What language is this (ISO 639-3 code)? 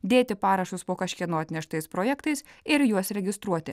lit